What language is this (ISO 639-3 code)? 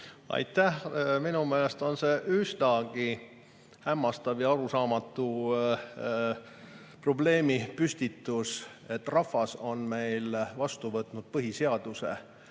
est